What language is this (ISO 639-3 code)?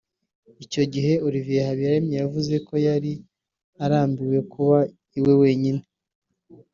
kin